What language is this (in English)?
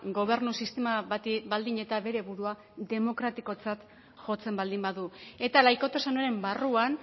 Basque